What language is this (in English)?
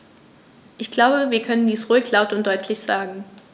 German